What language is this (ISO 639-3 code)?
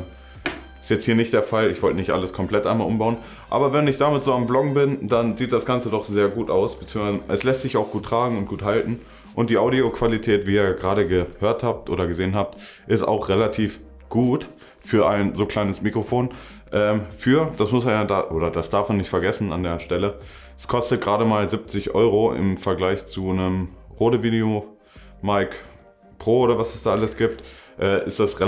deu